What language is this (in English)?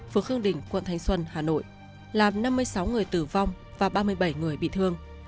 Vietnamese